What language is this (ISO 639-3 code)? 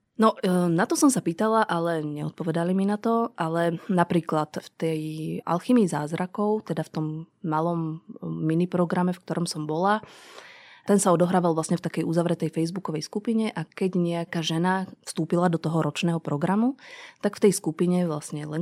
slk